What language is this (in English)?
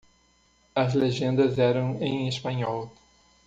Portuguese